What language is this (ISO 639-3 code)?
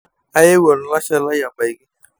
mas